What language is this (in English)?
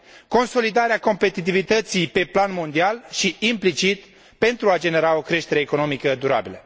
Romanian